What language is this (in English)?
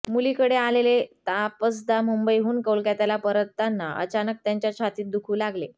Marathi